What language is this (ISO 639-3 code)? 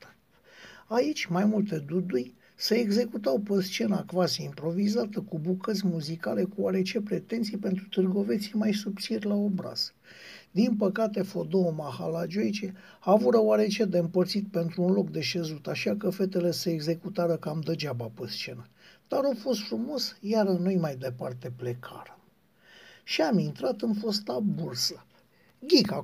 ron